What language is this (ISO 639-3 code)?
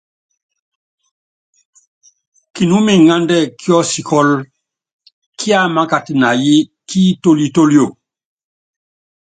yav